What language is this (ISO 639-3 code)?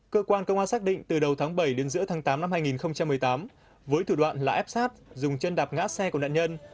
vie